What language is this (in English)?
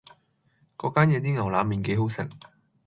Cantonese